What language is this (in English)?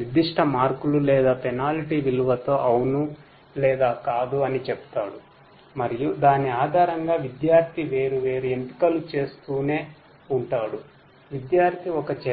Telugu